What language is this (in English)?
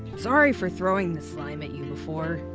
English